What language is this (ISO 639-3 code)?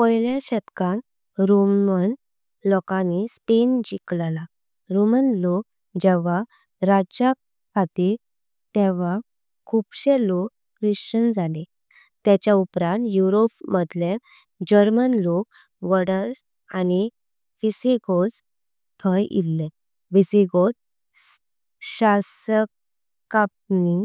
kok